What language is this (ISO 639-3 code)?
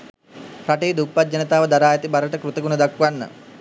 sin